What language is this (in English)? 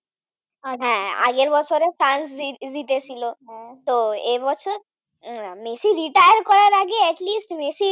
Bangla